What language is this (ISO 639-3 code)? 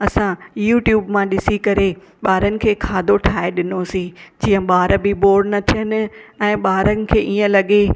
snd